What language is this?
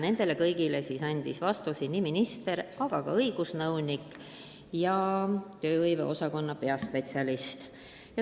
Estonian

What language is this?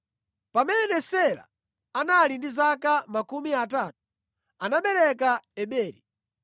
Nyanja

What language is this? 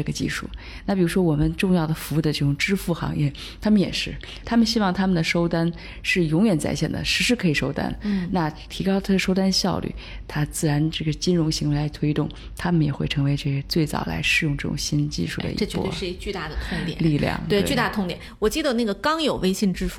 Chinese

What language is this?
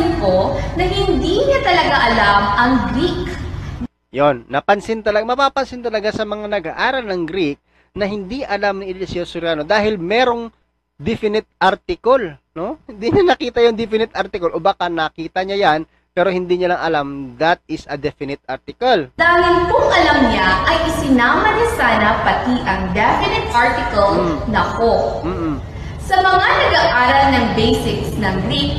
Filipino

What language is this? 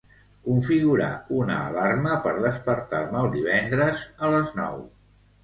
Catalan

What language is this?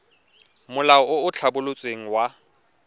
Tswana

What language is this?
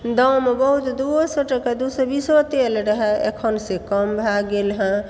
Maithili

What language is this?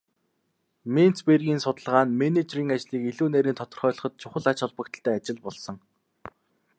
Mongolian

